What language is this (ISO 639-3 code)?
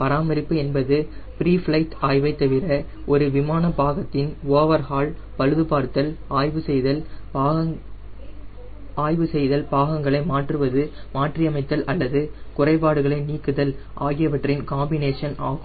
tam